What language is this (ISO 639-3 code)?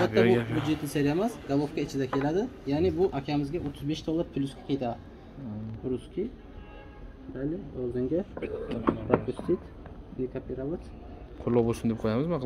tur